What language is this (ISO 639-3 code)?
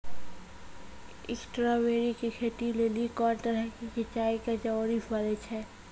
mai